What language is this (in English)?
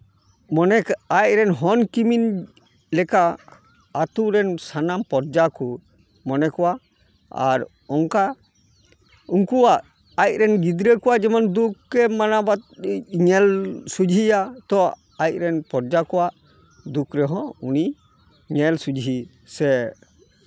Santali